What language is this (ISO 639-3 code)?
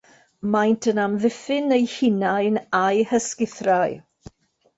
cym